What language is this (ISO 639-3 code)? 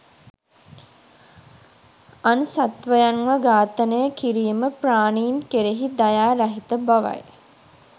sin